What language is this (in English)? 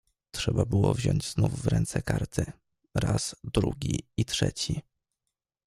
Polish